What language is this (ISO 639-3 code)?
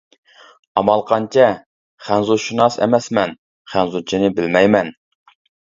uig